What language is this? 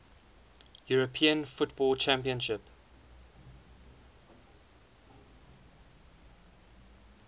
English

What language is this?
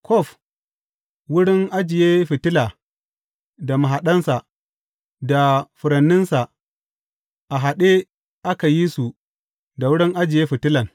Hausa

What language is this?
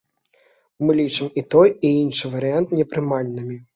Belarusian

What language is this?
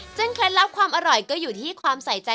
Thai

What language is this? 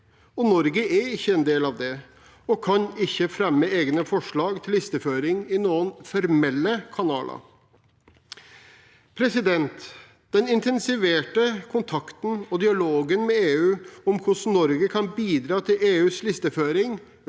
Norwegian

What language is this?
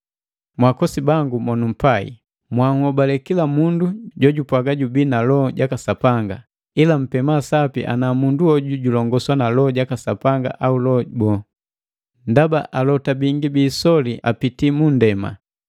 Matengo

